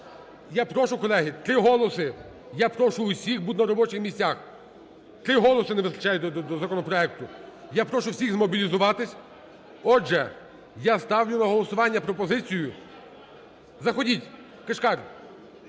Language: Ukrainian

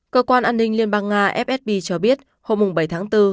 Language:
Vietnamese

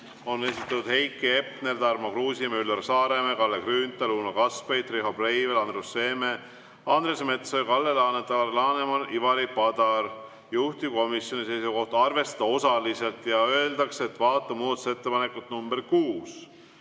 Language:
Estonian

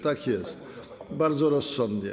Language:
Polish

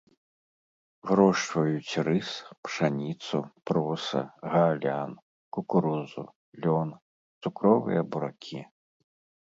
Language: Belarusian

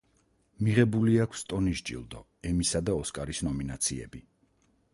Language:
Georgian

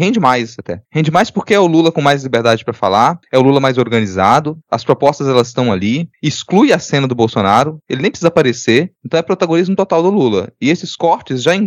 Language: Portuguese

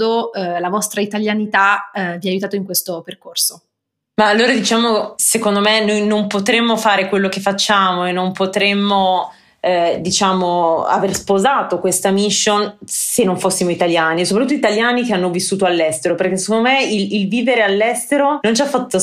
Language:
Italian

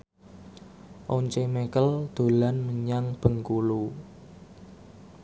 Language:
Javanese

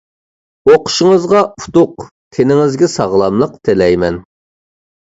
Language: Uyghur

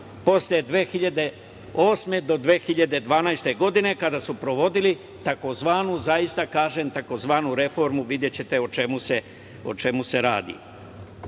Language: Serbian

